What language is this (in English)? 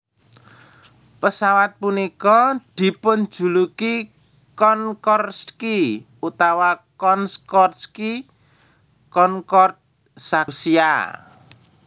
Javanese